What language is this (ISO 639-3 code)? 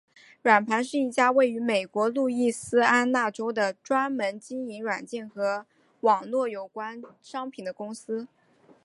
zho